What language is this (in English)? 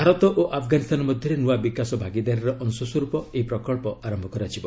Odia